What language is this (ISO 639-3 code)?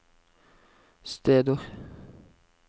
nor